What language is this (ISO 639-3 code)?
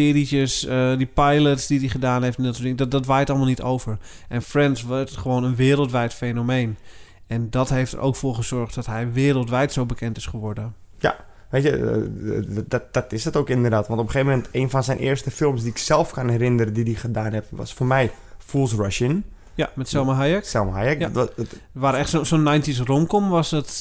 nld